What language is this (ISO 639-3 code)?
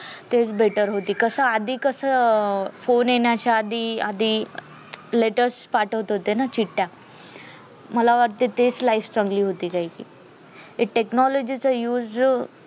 mar